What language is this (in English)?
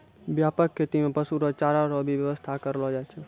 Maithili